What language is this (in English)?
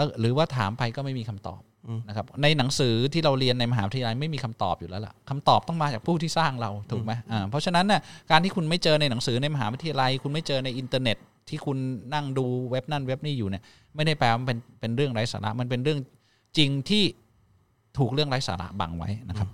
Thai